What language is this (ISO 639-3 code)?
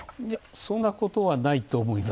jpn